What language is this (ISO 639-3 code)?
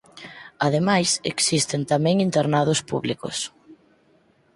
glg